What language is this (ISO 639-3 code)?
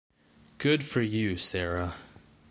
eng